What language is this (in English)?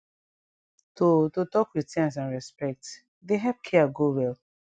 Nigerian Pidgin